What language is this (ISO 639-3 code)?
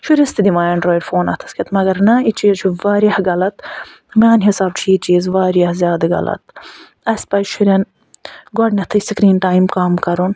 kas